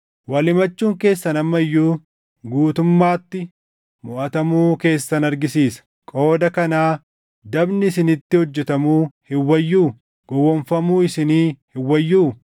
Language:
Oromo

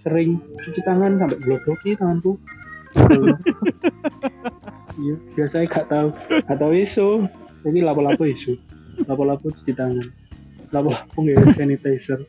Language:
Indonesian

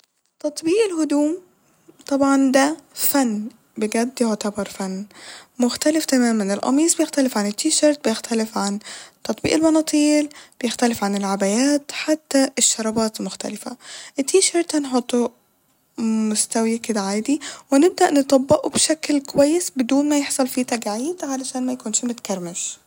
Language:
Egyptian Arabic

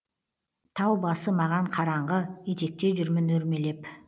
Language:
Kazakh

